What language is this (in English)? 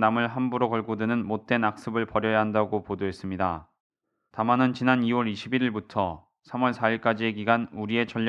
Korean